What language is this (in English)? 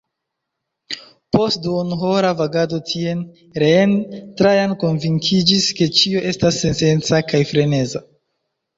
Esperanto